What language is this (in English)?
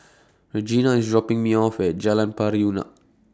English